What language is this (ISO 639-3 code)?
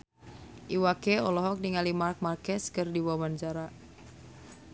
sun